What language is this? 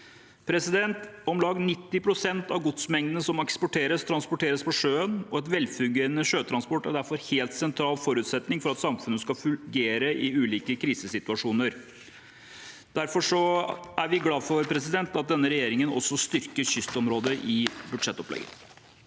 Norwegian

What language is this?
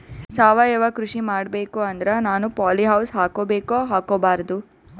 Kannada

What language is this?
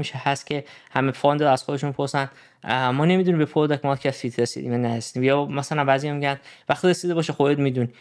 Persian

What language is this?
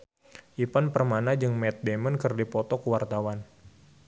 Sundanese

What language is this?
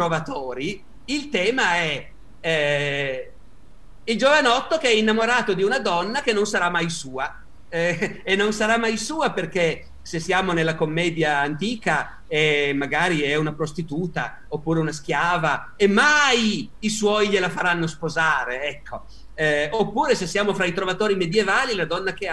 Italian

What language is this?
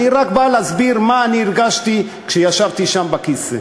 Hebrew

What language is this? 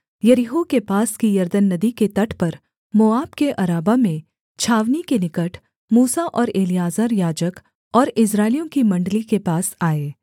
Hindi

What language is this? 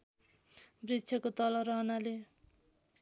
Nepali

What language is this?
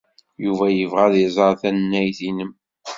Kabyle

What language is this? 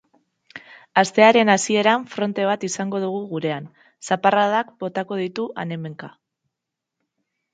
Basque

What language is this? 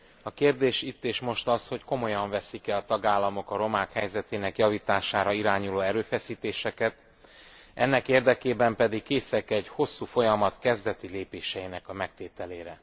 Hungarian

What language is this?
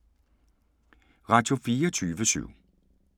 Danish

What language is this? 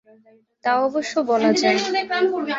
Bangla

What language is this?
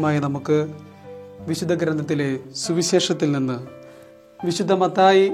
Malayalam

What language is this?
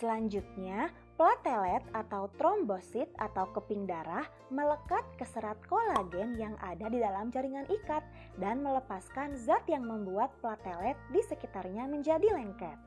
Indonesian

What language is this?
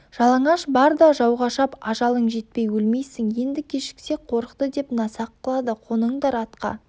Kazakh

